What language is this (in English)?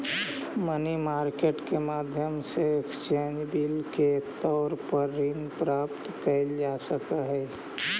Magahi